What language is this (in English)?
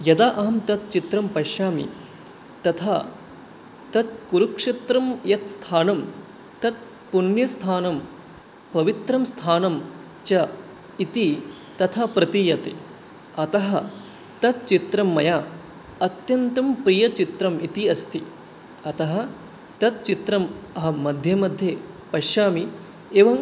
Sanskrit